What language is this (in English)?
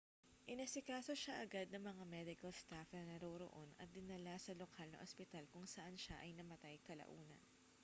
Filipino